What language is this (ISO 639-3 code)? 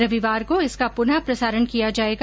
hin